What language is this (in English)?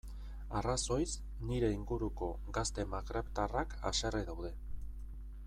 Basque